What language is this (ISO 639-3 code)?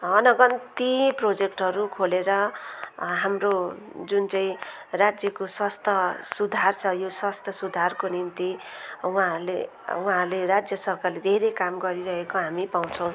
nep